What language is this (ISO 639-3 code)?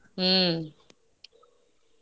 kan